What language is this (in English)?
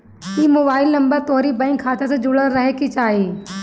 Bhojpuri